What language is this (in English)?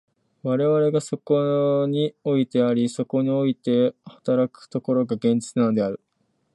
Japanese